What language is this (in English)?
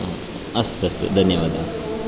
Sanskrit